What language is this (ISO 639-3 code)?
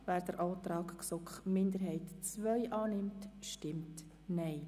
gsw